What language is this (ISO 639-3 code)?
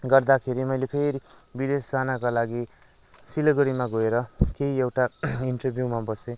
nep